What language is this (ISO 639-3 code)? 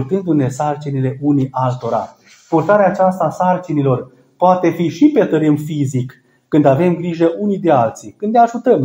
ron